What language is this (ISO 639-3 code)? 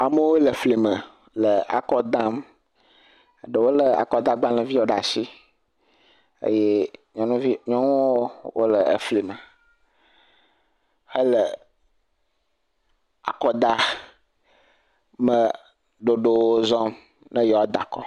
ewe